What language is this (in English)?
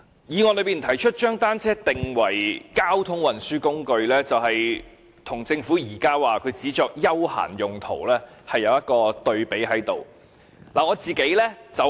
Cantonese